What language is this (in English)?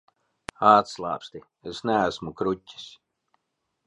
Latvian